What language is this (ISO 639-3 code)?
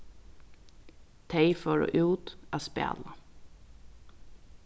fao